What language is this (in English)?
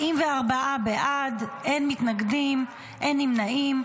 Hebrew